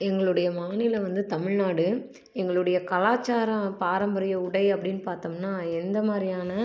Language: Tamil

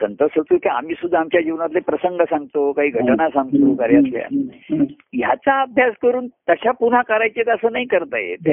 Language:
Marathi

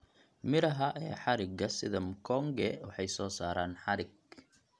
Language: Somali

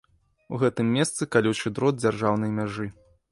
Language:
Belarusian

